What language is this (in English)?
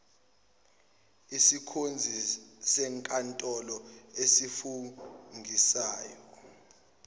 Zulu